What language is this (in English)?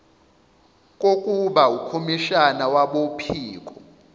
Zulu